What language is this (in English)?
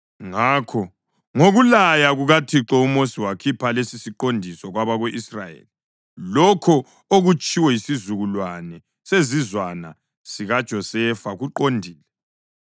North Ndebele